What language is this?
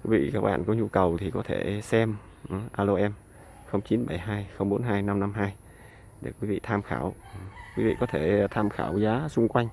Vietnamese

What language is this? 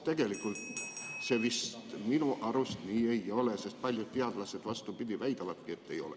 Estonian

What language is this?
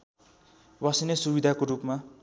Nepali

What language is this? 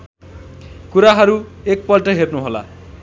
Nepali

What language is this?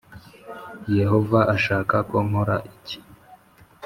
Kinyarwanda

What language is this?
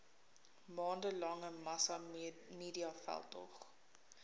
Afrikaans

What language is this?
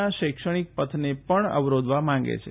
Gujarati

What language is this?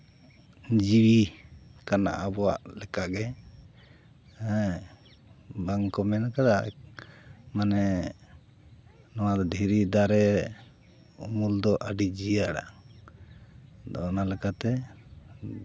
Santali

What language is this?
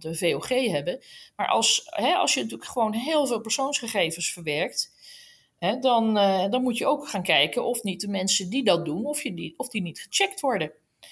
Dutch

